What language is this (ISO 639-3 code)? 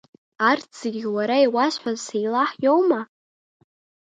abk